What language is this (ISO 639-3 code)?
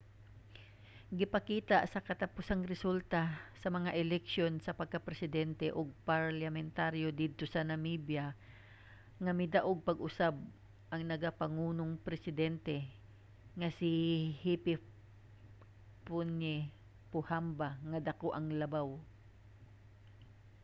ceb